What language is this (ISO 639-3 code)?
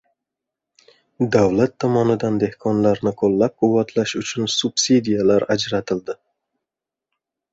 uzb